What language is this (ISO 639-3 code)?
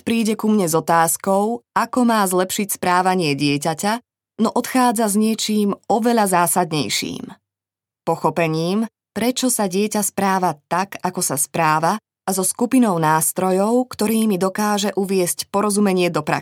slk